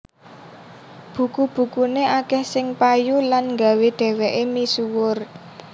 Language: Javanese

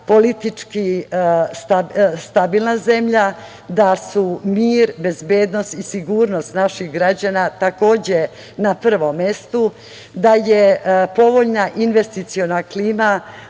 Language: Serbian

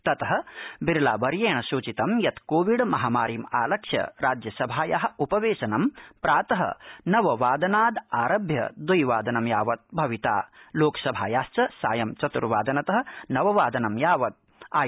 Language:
Sanskrit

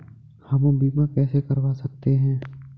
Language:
Hindi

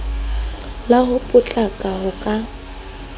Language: Southern Sotho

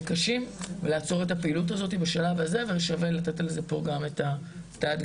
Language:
Hebrew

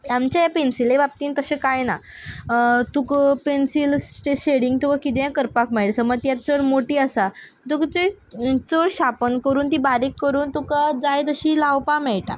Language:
Konkani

